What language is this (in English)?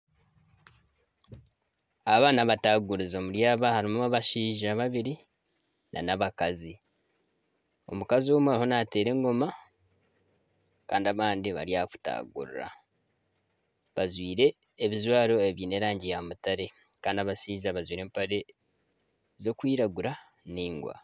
Nyankole